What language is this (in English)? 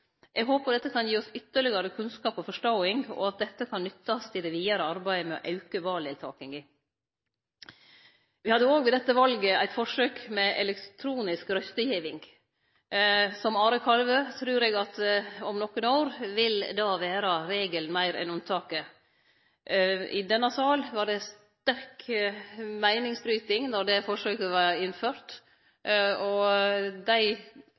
Norwegian Nynorsk